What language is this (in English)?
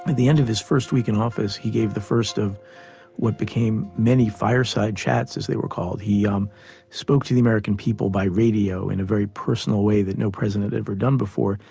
English